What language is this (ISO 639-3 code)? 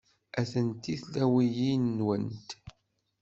kab